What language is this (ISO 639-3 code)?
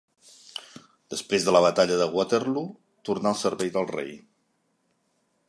cat